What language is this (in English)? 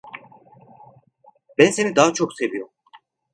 Turkish